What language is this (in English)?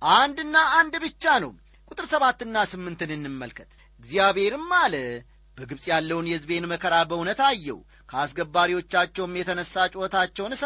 Amharic